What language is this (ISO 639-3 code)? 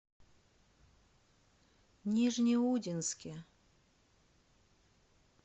rus